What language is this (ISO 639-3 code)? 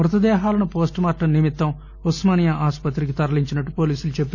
tel